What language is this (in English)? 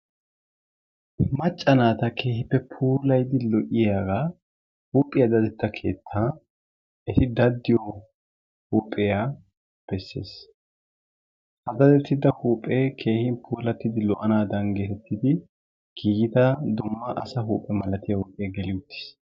Wolaytta